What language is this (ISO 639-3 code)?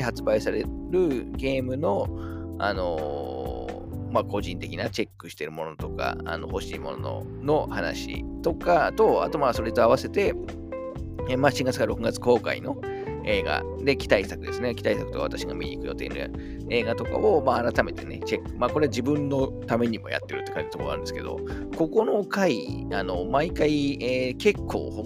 jpn